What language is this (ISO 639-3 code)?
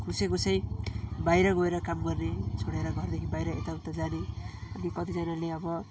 nep